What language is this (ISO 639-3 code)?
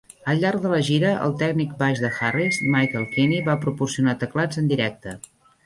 cat